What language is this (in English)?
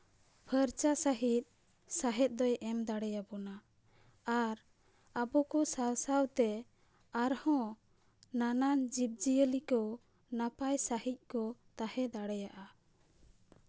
Santali